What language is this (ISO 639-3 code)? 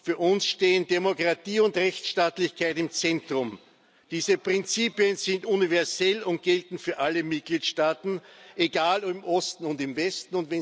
deu